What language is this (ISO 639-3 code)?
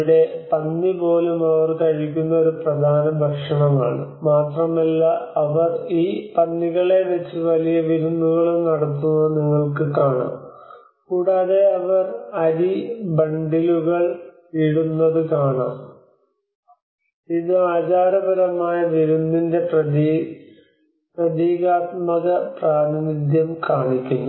mal